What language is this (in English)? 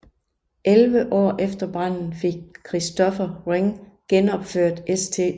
Danish